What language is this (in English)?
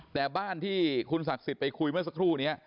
Thai